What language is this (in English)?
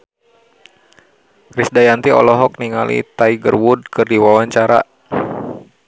Sundanese